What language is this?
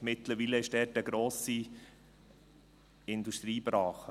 Swiss German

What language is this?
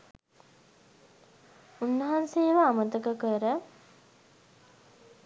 Sinhala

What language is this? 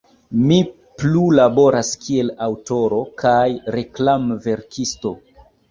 Esperanto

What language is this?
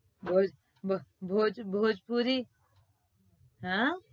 Gujarati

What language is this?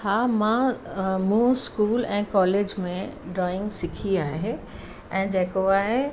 Sindhi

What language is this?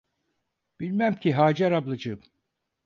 Turkish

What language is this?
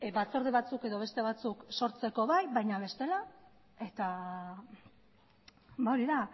Basque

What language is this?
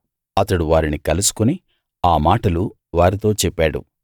Telugu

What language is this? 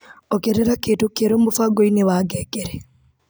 Kikuyu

